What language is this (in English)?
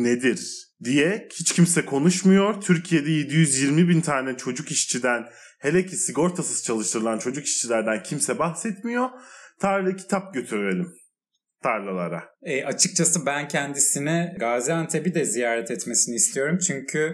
Turkish